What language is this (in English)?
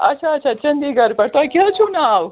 Kashmiri